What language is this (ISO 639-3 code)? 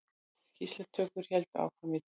isl